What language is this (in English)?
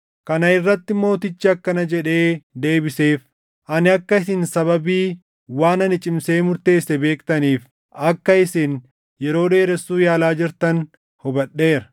Oromo